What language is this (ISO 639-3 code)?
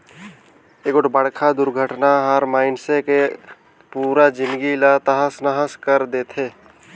hne